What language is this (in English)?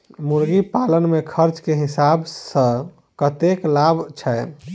Maithili